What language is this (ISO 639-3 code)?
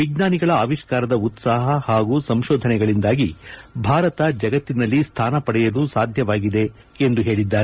kan